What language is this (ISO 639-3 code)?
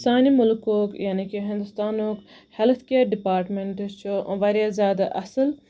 kas